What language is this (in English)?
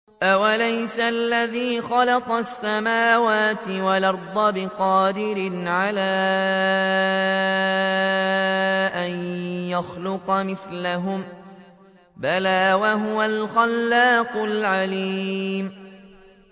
Arabic